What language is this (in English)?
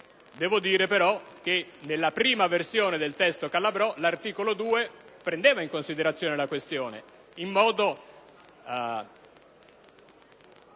Italian